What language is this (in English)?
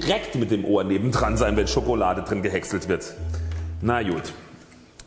German